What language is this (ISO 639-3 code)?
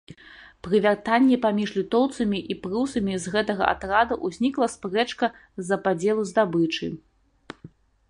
bel